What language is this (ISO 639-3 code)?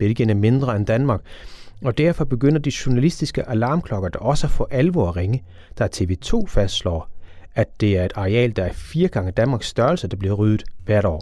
dan